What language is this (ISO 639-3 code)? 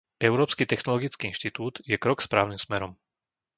slk